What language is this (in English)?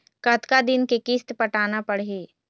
Chhattisgarhi